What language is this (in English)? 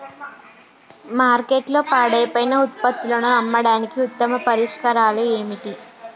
Telugu